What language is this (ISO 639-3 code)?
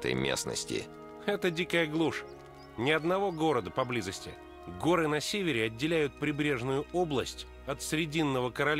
rus